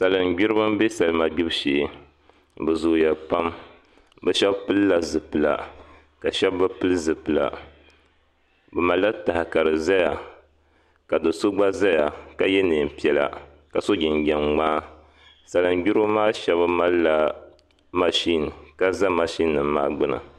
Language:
Dagbani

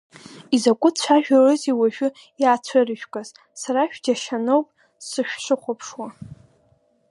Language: Abkhazian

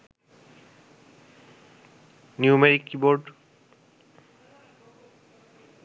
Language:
Bangla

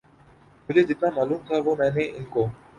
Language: Urdu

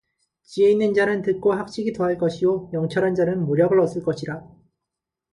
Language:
Korean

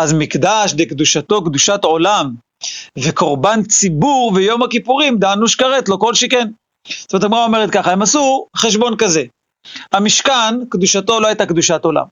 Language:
Hebrew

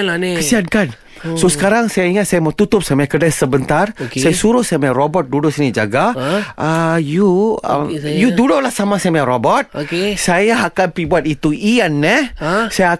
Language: Malay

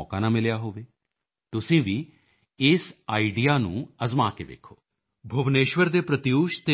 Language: Punjabi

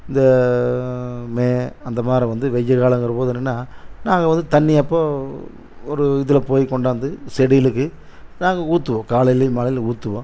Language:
Tamil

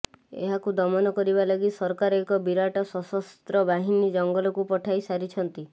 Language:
Odia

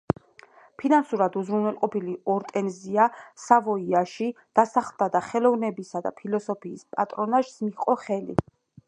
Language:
Georgian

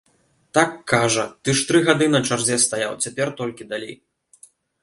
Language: Belarusian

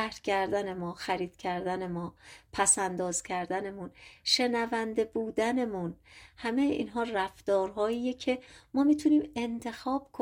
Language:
Persian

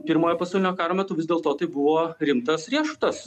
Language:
Lithuanian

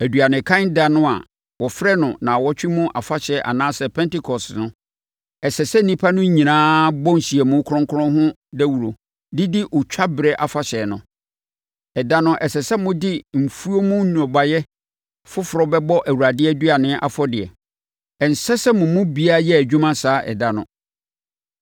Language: Akan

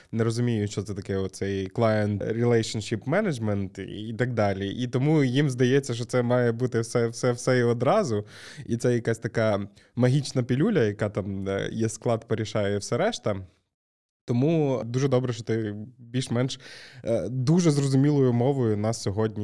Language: Ukrainian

